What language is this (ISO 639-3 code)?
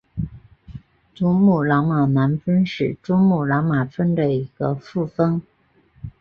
zho